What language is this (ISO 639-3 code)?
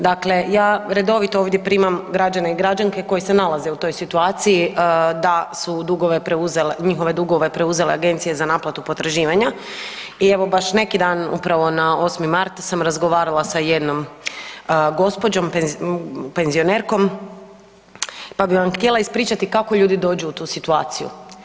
hrv